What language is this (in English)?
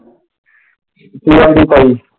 Punjabi